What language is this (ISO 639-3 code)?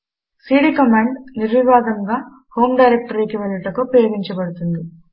tel